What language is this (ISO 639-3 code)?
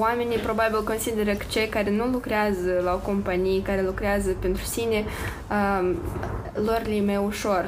ron